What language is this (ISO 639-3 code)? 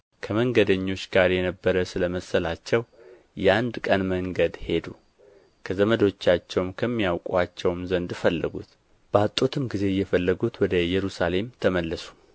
amh